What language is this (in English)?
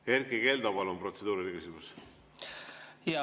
Estonian